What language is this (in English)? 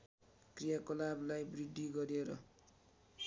Nepali